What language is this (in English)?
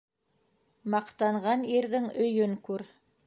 Bashkir